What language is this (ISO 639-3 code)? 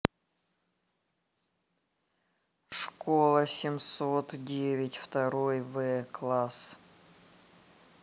rus